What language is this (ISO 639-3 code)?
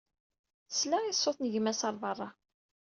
kab